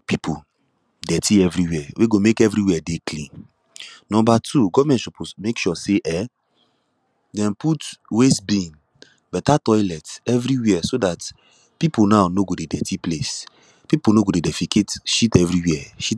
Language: Nigerian Pidgin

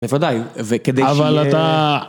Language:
Hebrew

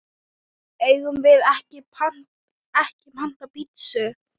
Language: Icelandic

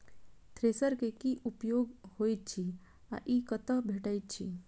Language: Maithili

